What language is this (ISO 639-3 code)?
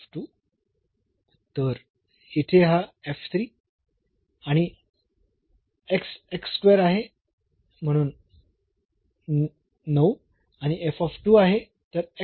mar